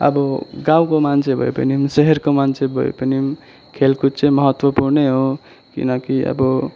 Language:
Nepali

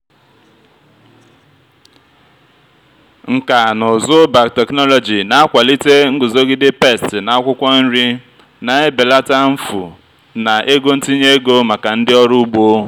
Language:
Igbo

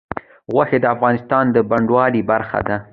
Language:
Pashto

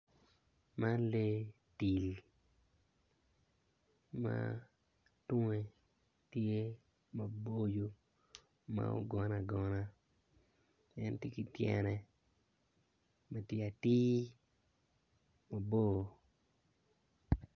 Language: Acoli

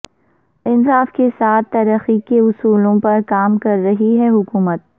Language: Urdu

